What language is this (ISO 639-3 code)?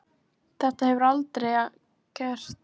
isl